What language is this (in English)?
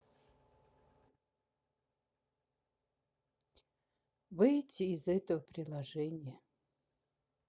Russian